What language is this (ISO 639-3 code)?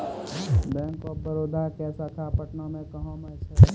mai